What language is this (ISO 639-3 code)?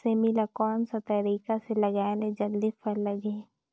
hne